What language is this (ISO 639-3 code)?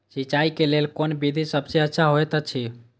mai